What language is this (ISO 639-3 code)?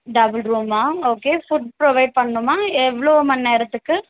tam